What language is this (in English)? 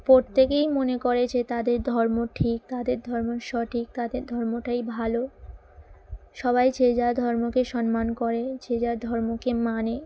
Bangla